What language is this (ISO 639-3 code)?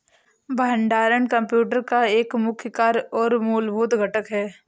hin